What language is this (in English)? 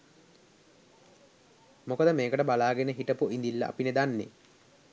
Sinhala